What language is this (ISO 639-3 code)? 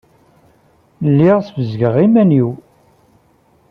kab